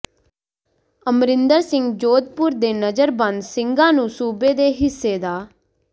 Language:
Punjabi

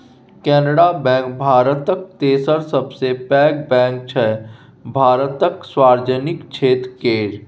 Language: Maithili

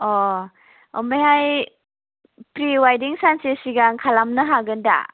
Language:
Bodo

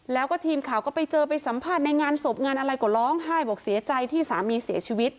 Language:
Thai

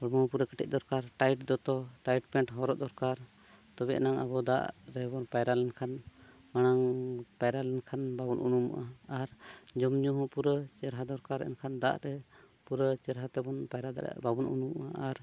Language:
Santali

